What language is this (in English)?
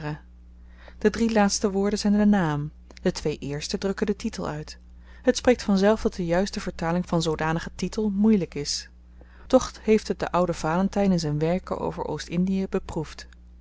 Dutch